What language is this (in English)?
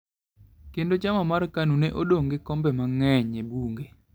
Luo (Kenya and Tanzania)